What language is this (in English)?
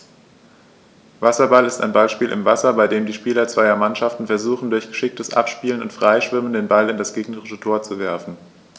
German